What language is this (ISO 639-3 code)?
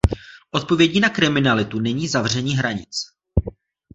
ces